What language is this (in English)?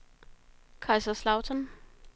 Danish